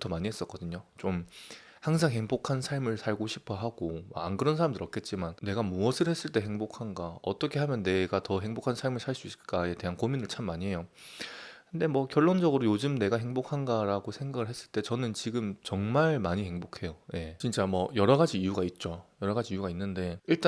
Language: Korean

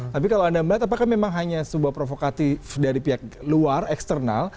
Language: Indonesian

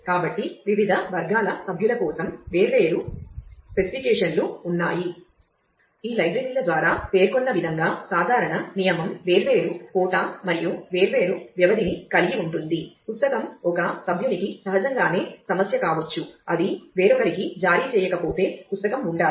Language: Telugu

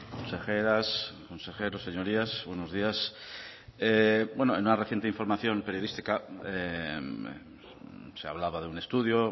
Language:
Spanish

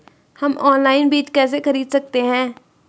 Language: Hindi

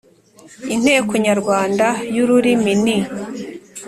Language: Kinyarwanda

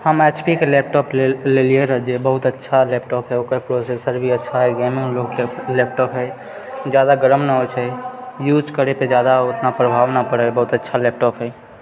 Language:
Maithili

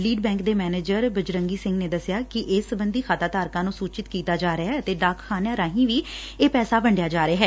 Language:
Punjabi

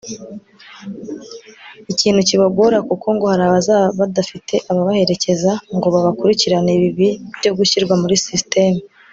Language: Kinyarwanda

